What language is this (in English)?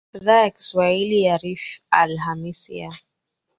Swahili